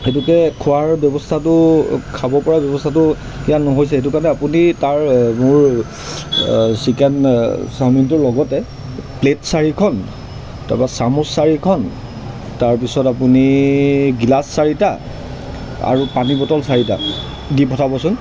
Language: Assamese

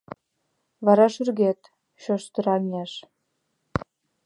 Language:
Mari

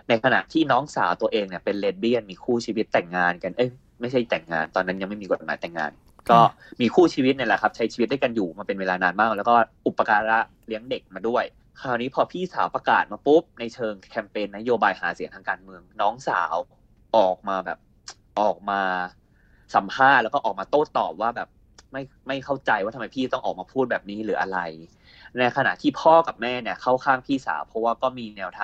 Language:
Thai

